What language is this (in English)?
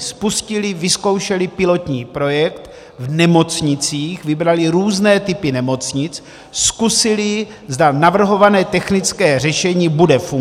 Czech